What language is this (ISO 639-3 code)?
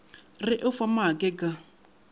nso